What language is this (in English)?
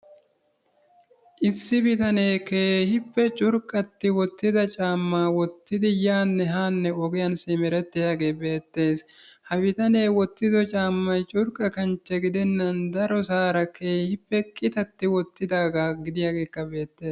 Wolaytta